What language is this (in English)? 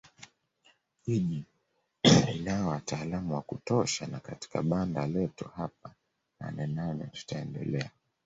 Swahili